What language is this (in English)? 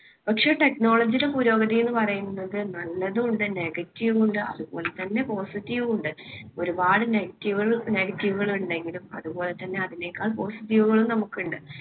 Malayalam